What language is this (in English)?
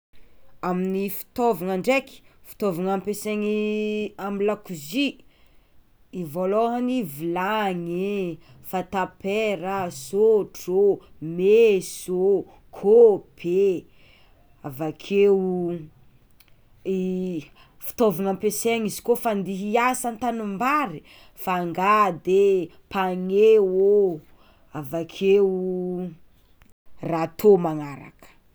Tsimihety Malagasy